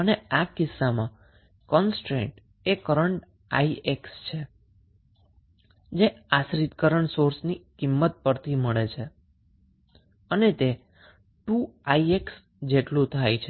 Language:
Gujarati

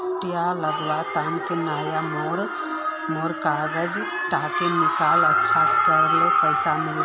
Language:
Magahi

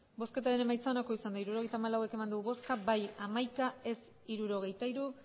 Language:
Basque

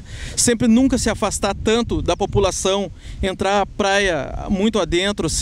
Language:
Portuguese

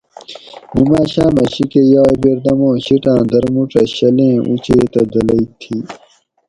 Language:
Gawri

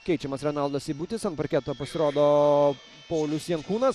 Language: Lithuanian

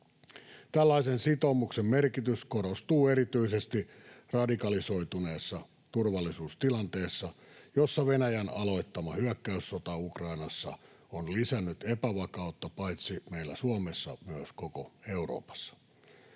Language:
Finnish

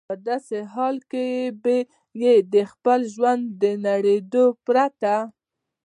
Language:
Pashto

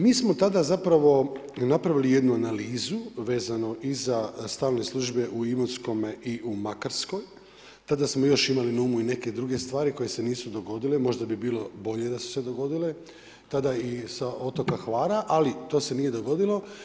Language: Croatian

